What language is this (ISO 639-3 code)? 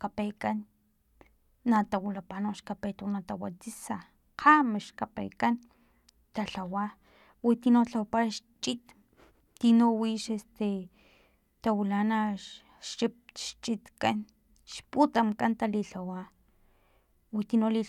tlp